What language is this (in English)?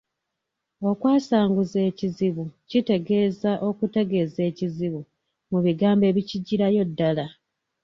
Ganda